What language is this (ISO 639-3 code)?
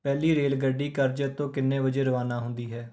pan